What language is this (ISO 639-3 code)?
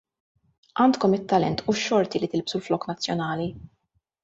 mlt